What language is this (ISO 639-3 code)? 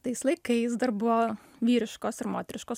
lit